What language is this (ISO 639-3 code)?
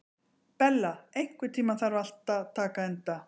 isl